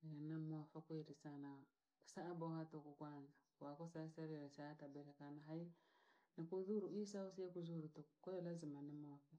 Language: Langi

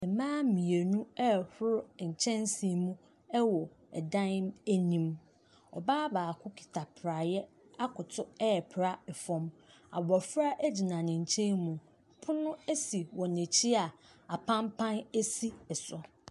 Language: Akan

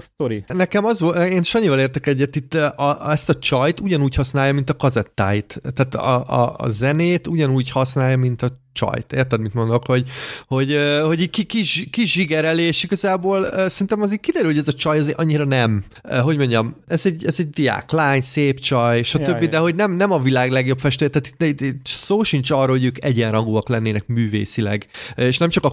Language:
Hungarian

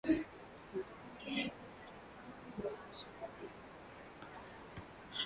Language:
Swahili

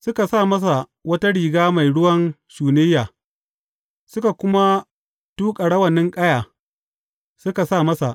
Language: Hausa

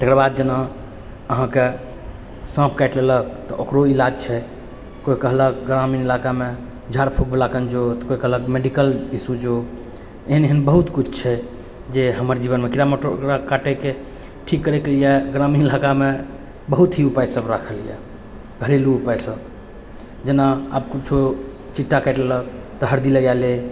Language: Maithili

